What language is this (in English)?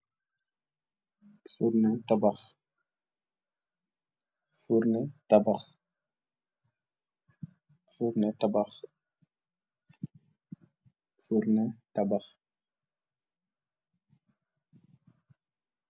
Wolof